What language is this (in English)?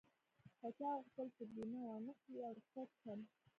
Pashto